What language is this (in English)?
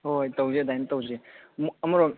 Manipuri